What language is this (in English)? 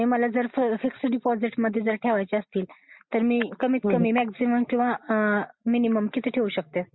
Marathi